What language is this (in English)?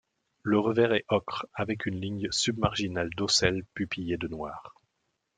French